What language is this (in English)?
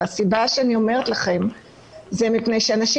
Hebrew